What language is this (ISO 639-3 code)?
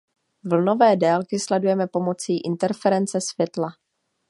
ces